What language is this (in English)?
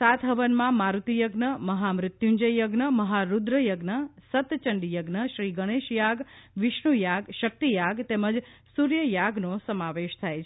Gujarati